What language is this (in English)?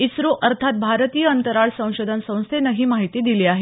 Marathi